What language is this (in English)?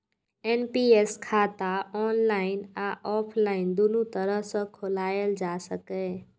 Maithili